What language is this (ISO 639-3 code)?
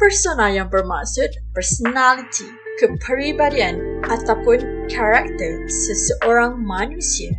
msa